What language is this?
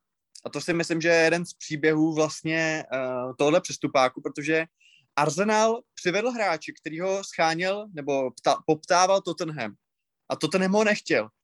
Czech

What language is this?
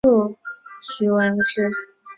Chinese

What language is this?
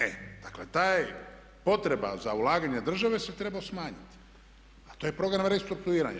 Croatian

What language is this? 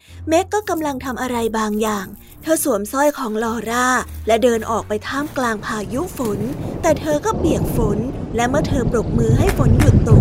Thai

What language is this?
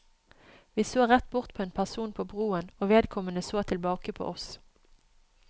Norwegian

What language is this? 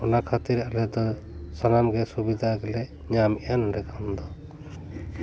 Santali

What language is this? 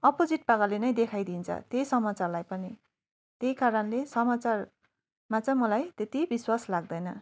Nepali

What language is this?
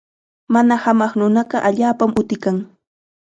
Chiquián Ancash Quechua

